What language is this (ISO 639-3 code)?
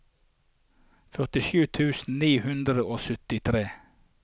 nor